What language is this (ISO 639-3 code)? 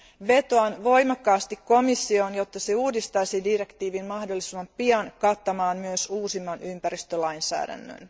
fin